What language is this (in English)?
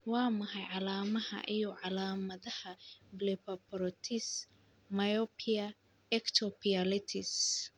Somali